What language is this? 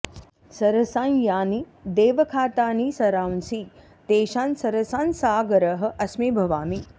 Sanskrit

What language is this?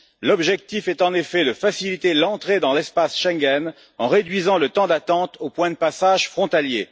French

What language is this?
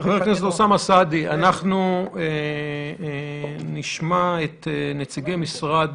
Hebrew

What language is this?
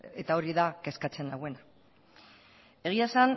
Basque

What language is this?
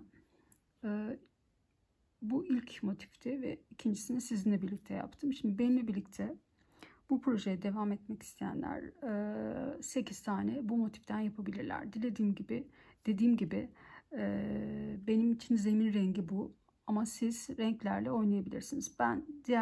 Turkish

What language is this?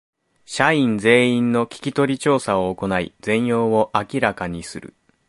Japanese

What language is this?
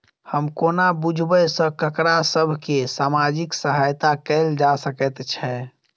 Maithili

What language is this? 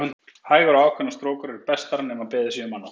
Icelandic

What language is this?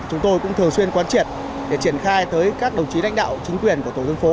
Vietnamese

